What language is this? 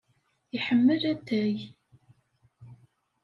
Kabyle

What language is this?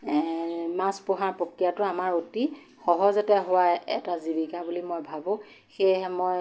Assamese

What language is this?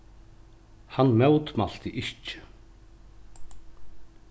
Faroese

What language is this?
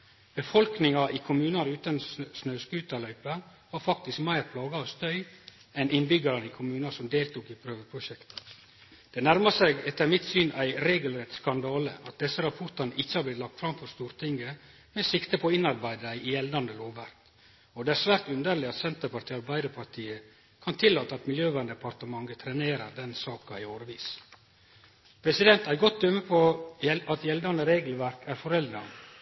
Norwegian Nynorsk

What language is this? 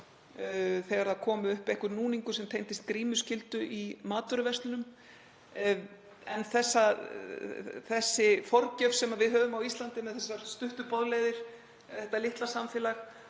Icelandic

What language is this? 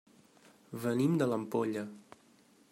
Catalan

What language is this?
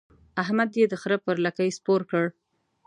Pashto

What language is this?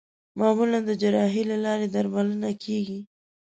Pashto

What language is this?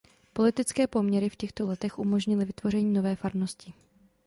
Czech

